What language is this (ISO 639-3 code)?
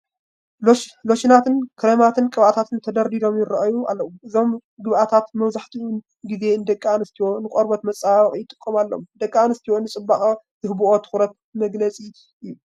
tir